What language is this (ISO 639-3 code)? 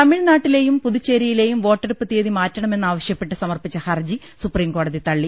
mal